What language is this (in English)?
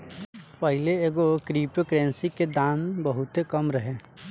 Bhojpuri